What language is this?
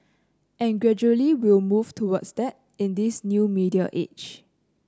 English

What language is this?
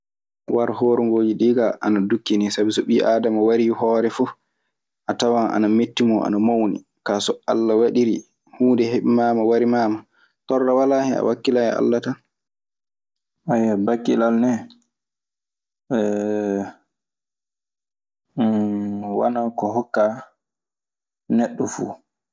Maasina Fulfulde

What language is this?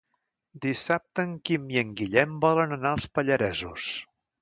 Catalan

